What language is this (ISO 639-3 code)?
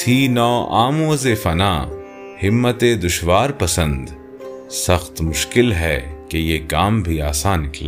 urd